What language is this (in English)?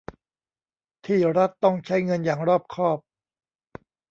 Thai